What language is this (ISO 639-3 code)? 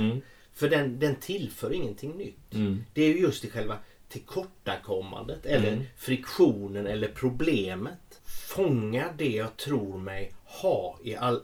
swe